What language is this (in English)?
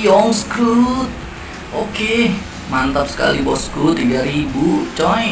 Indonesian